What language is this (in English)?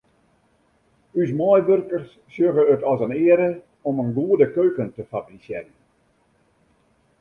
Western Frisian